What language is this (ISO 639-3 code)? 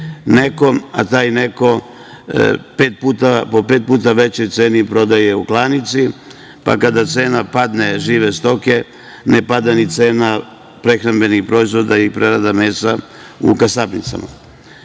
srp